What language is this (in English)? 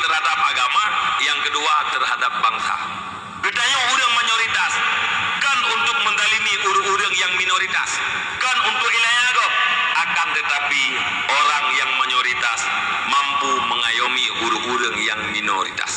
Malay